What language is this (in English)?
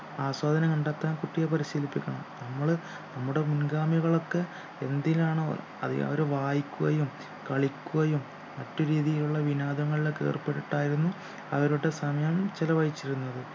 Malayalam